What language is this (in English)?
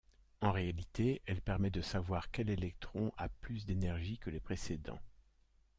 French